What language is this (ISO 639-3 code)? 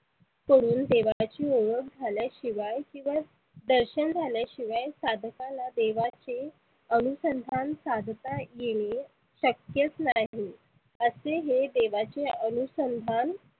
mar